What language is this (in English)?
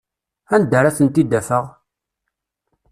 Kabyle